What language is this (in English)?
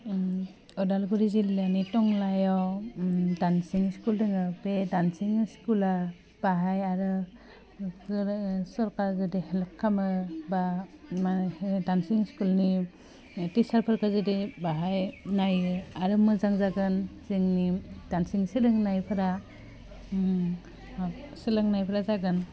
Bodo